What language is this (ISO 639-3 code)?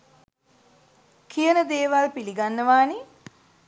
sin